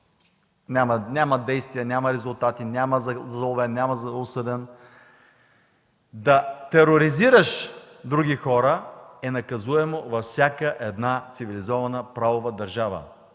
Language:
Bulgarian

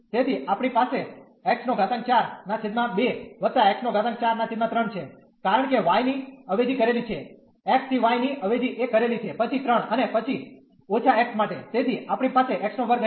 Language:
Gujarati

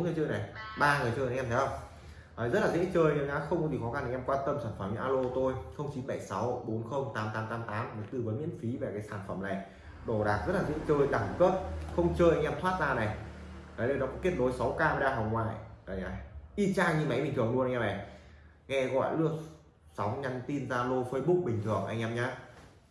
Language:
Vietnamese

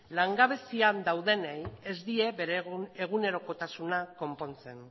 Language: Basque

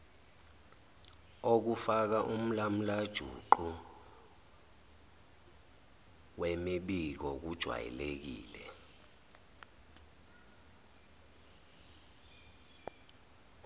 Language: Zulu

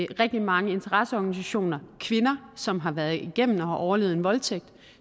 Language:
Danish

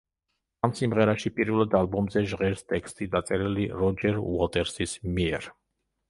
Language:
Georgian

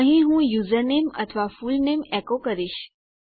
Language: Gujarati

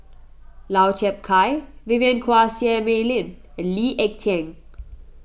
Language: English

